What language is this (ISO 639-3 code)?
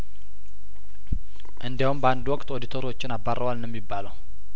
amh